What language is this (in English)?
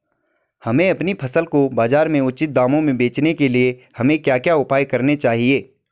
Hindi